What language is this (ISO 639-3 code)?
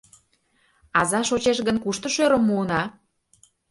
chm